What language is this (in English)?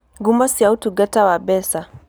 Kikuyu